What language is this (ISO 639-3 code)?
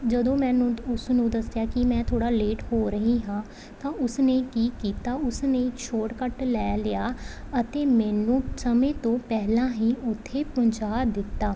pan